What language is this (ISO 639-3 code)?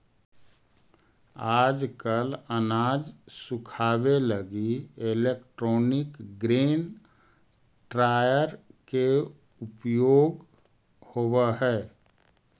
mag